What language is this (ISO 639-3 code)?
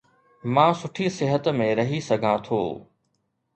snd